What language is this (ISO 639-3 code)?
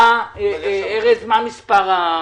heb